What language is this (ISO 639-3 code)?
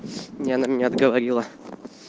rus